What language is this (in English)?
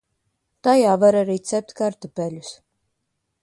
Latvian